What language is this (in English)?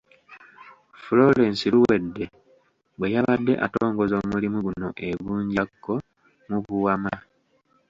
Ganda